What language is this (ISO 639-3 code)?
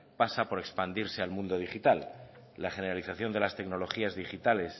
spa